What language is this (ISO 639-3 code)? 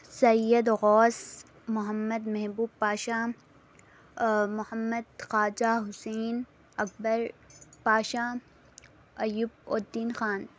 urd